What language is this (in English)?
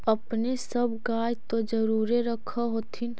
Magahi